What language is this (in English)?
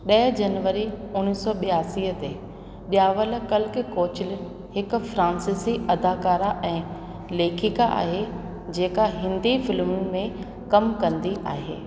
Sindhi